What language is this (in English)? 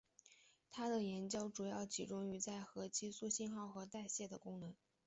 Chinese